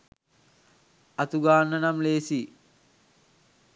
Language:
Sinhala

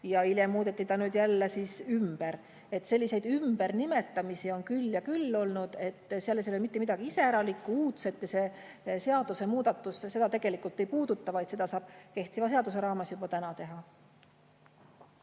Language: Estonian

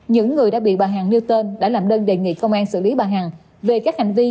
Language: Vietnamese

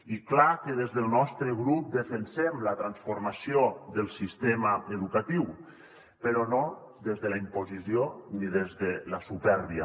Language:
Catalan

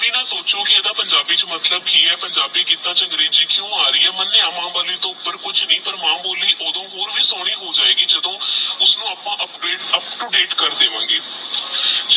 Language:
Punjabi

